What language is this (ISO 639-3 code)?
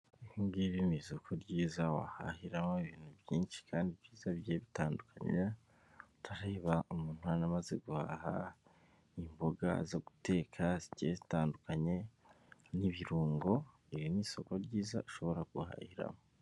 kin